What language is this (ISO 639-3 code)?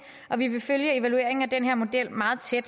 dan